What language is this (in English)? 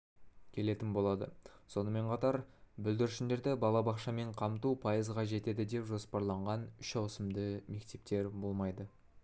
Kazakh